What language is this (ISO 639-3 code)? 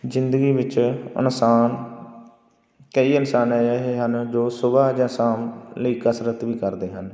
pan